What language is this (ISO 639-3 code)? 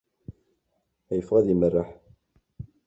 kab